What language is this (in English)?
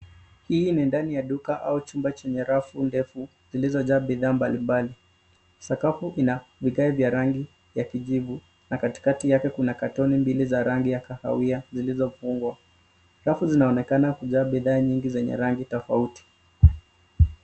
Swahili